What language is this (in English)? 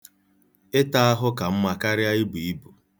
Igbo